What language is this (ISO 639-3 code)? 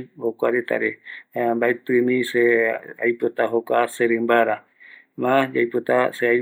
gui